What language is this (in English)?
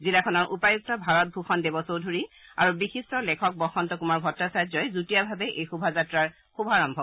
Assamese